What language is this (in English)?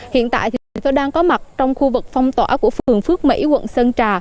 Vietnamese